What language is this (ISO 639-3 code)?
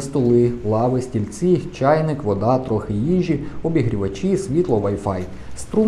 ukr